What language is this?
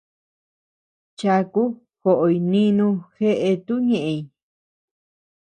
Tepeuxila Cuicatec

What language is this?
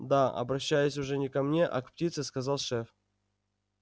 Russian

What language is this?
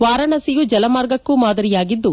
Kannada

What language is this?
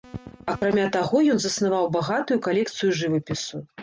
Belarusian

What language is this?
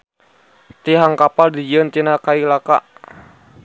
Sundanese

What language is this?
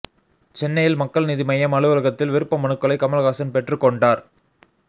Tamil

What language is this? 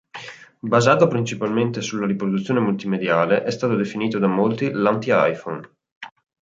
Italian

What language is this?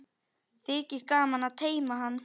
Icelandic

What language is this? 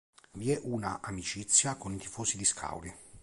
Italian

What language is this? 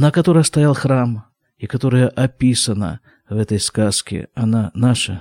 Russian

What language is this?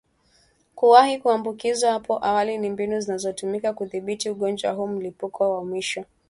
Swahili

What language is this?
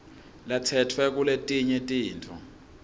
Swati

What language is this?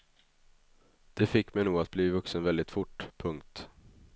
Swedish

